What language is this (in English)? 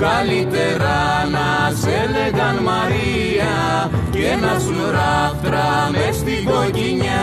Greek